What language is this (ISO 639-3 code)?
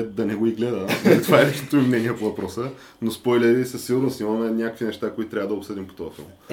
bul